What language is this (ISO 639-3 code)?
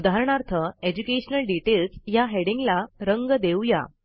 mar